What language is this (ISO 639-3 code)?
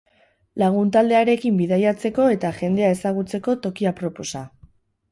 eus